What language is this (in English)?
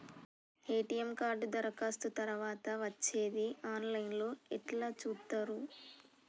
Telugu